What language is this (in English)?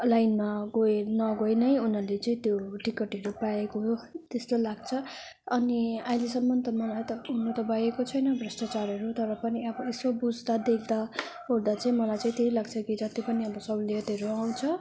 Nepali